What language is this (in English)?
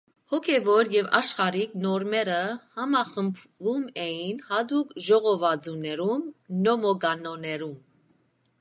Armenian